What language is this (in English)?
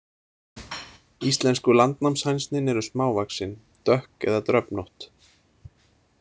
Icelandic